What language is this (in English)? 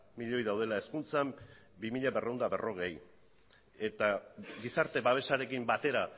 Basque